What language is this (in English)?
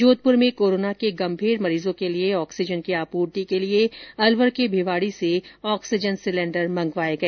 Hindi